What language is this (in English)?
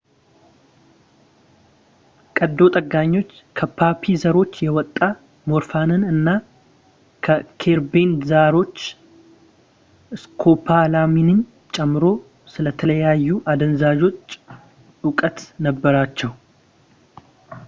Amharic